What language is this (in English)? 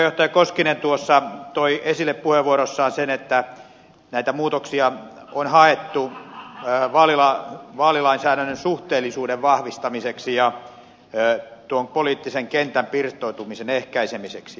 Finnish